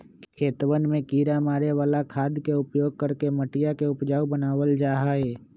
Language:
Magahi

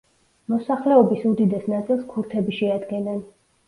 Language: Georgian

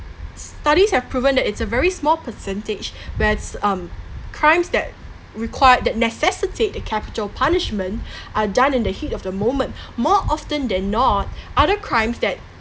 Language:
English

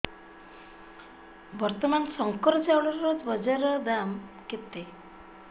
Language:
Odia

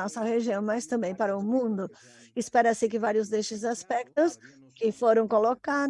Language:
Portuguese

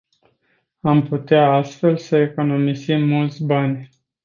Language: Romanian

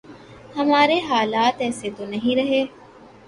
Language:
Urdu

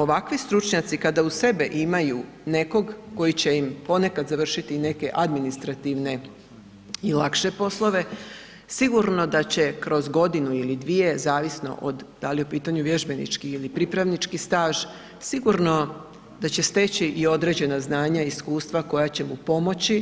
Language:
Croatian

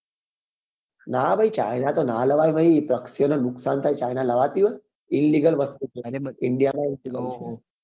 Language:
Gujarati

